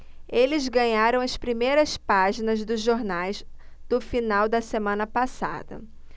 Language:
Portuguese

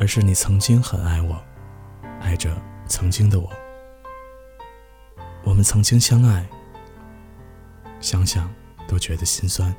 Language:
Chinese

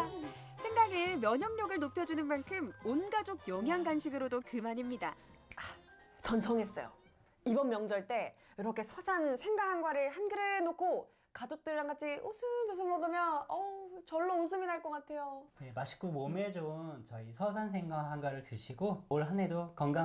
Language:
Korean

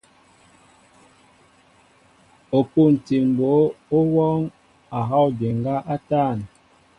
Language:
Mbo (Cameroon)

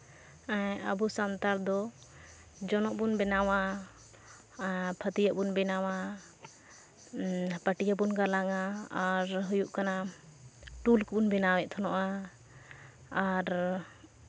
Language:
Santali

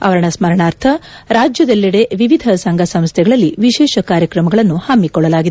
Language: Kannada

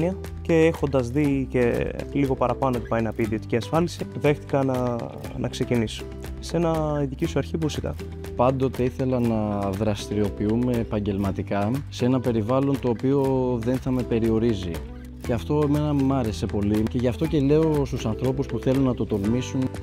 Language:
Greek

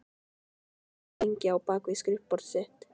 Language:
Icelandic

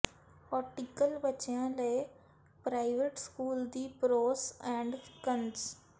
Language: Punjabi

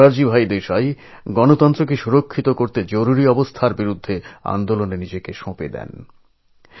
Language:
Bangla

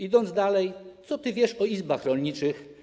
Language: Polish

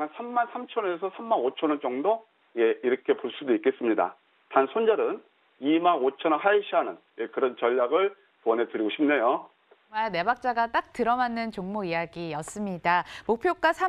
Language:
Korean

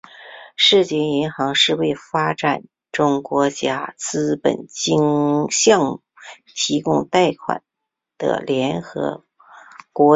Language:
Chinese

